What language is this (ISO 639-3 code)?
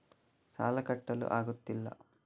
kan